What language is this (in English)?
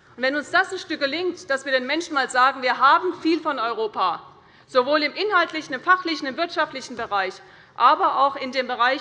German